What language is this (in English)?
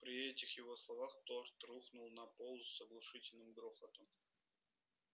Russian